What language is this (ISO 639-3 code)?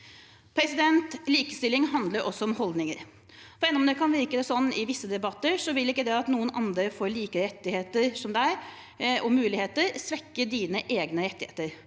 nor